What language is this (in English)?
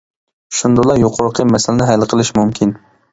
Uyghur